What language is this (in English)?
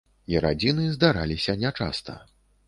Belarusian